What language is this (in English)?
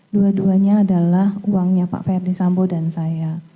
Indonesian